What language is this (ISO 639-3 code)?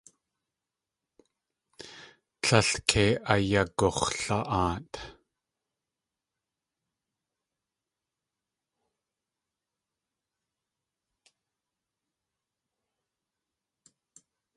tli